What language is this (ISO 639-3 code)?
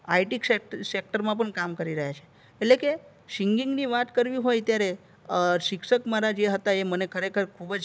guj